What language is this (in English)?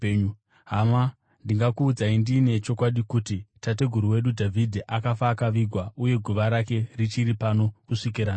Shona